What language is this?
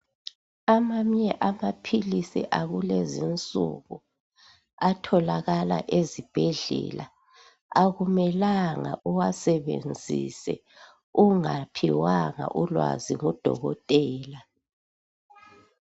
North Ndebele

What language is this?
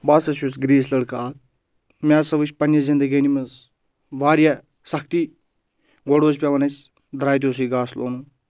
Kashmiri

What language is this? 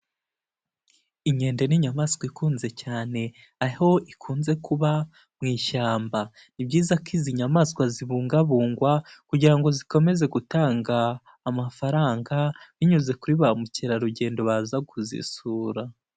Kinyarwanda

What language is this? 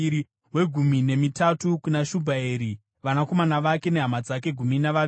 Shona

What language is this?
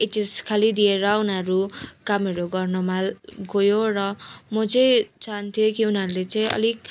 Nepali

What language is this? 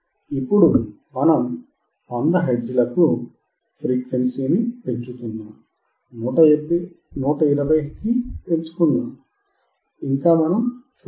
Telugu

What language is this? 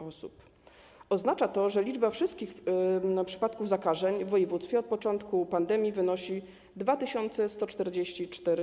Polish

